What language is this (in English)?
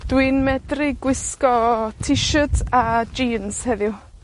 Welsh